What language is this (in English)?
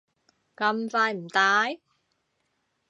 Cantonese